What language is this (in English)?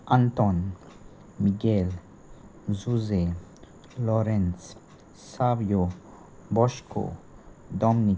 Konkani